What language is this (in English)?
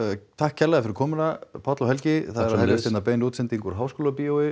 Icelandic